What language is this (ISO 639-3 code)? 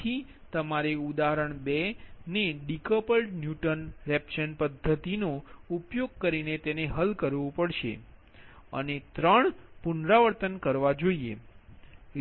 guj